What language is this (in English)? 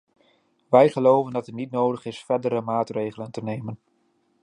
Dutch